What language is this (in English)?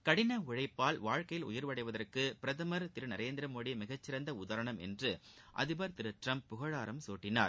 Tamil